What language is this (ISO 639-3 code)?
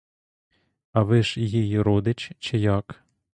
ukr